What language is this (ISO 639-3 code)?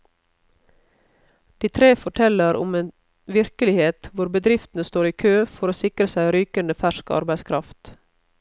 nor